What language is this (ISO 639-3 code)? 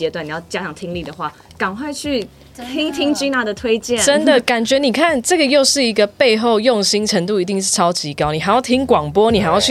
zho